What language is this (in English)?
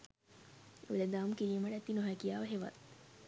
Sinhala